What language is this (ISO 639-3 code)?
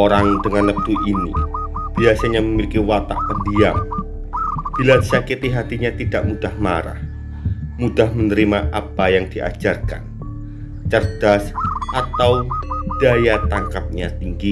ind